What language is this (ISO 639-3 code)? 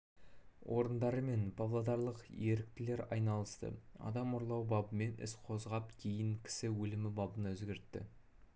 kaz